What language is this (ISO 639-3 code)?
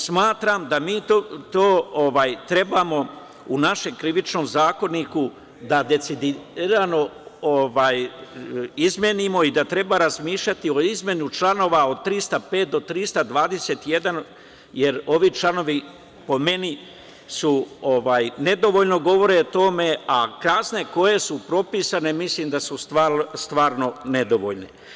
srp